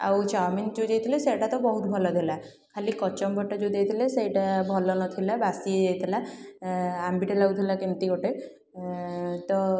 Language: Odia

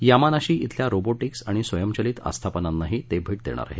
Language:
Marathi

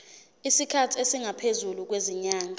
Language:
Zulu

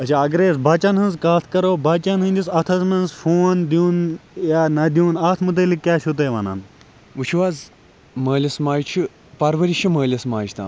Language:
Kashmiri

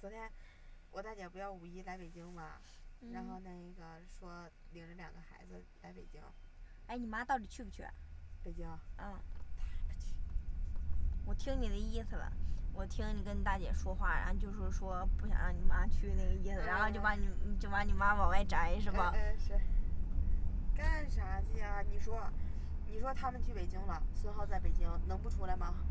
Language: Chinese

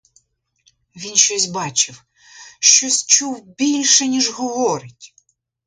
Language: Ukrainian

